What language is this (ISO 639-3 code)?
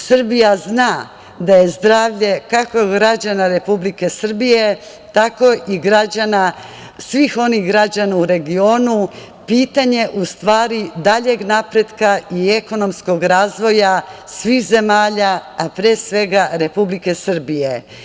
srp